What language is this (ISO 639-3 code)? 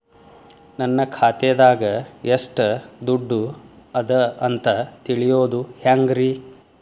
kan